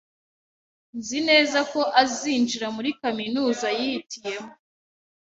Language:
Kinyarwanda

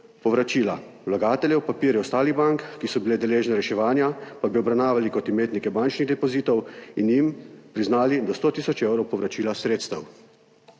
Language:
Slovenian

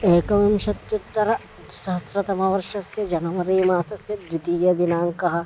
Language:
Sanskrit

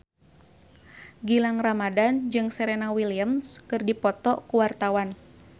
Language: Sundanese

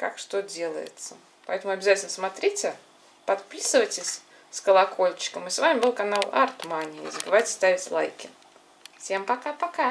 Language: Russian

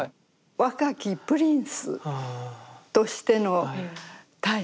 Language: Japanese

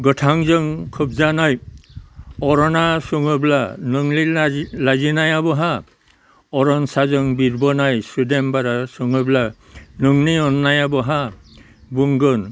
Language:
Bodo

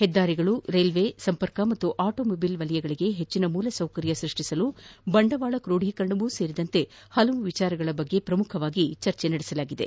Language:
Kannada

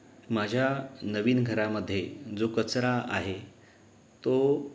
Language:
Marathi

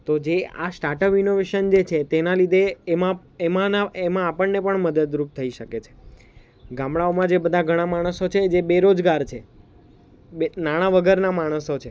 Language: Gujarati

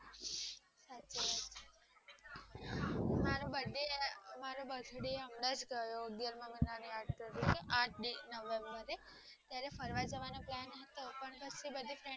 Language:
Gujarati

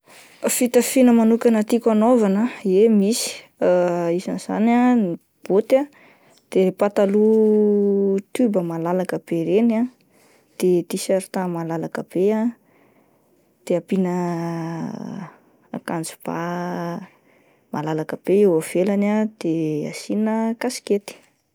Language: Malagasy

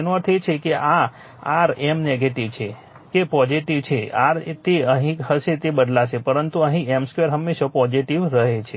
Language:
Gujarati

